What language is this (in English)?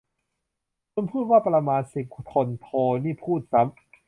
Thai